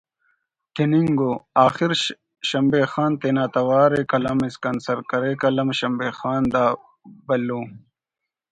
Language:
Brahui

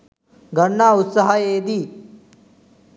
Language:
Sinhala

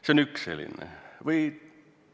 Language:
Estonian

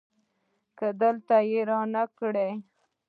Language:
Pashto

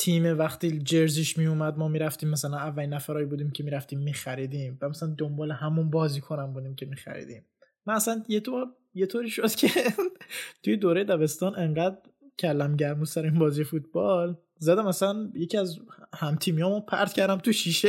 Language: Persian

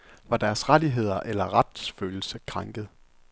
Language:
Danish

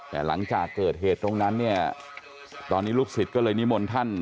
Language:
Thai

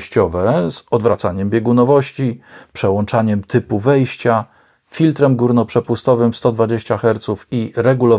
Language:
Polish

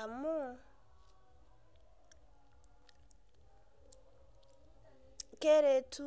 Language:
Masai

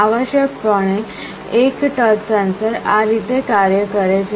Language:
Gujarati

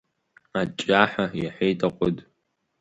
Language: Abkhazian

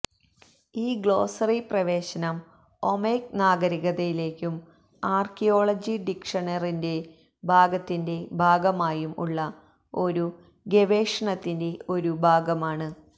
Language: Malayalam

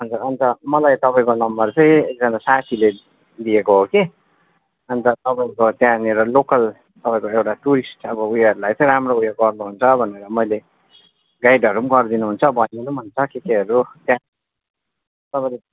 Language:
Nepali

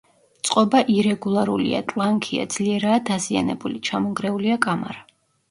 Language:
Georgian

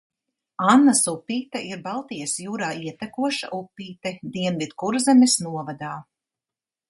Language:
Latvian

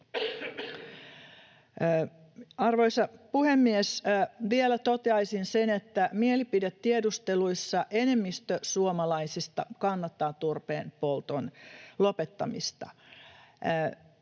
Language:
Finnish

